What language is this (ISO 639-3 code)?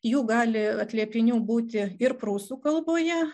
lit